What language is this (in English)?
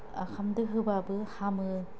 Bodo